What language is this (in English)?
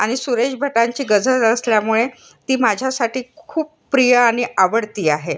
Marathi